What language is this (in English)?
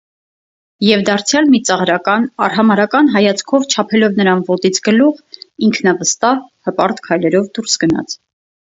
Armenian